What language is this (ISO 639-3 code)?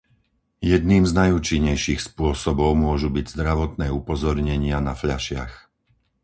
slk